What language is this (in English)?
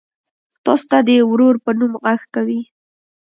Pashto